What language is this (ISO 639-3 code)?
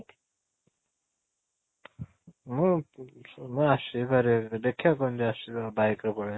ori